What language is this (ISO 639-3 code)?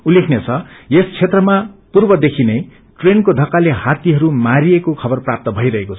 nep